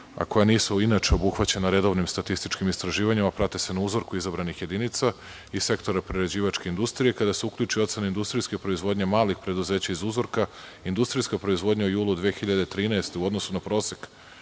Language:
Serbian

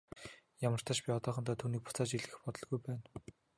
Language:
Mongolian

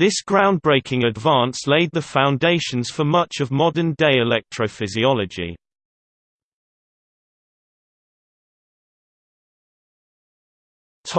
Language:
English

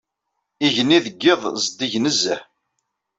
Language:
Kabyle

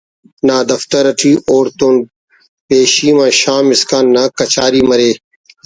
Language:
Brahui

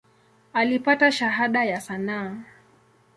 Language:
Swahili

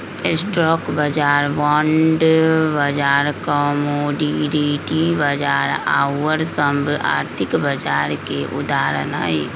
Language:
Magahi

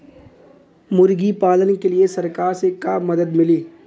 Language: Bhojpuri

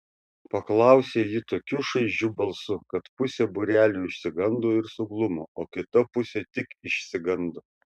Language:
Lithuanian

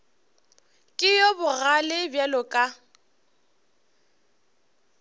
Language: Northern Sotho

